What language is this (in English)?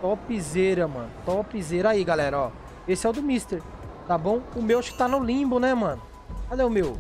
Portuguese